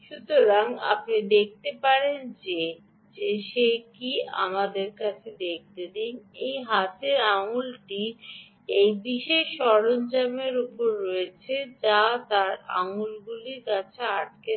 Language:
Bangla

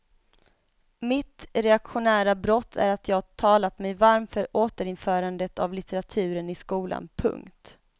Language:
Swedish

